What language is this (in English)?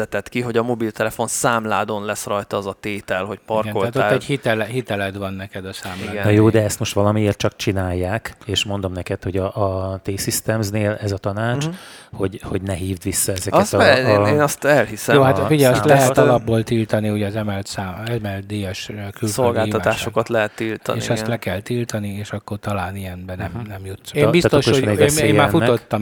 Hungarian